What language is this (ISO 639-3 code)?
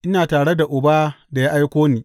hau